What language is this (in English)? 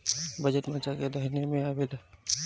Bhojpuri